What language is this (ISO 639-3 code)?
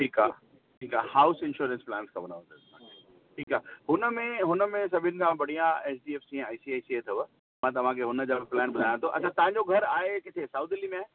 snd